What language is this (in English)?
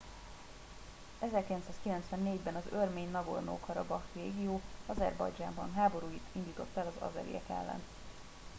Hungarian